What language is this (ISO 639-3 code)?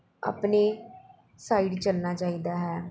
pan